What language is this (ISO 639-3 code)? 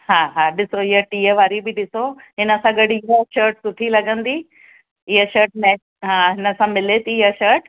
snd